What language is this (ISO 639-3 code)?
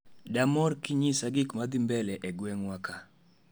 luo